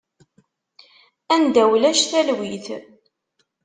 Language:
Kabyle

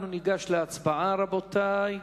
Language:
Hebrew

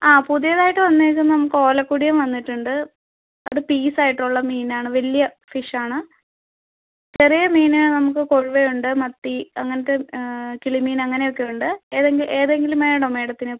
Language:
Malayalam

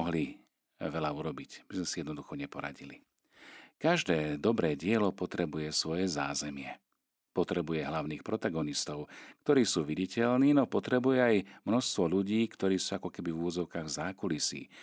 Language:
Slovak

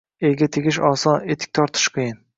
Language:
Uzbek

